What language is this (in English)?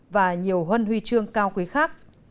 Vietnamese